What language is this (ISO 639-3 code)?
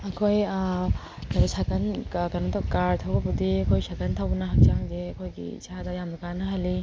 mni